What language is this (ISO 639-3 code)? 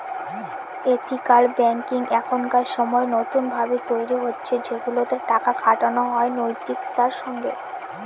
ben